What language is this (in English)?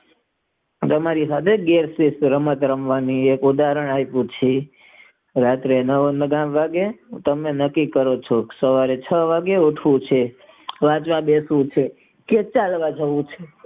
Gujarati